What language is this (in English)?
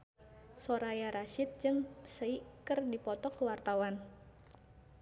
Sundanese